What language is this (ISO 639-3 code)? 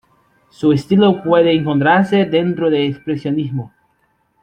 spa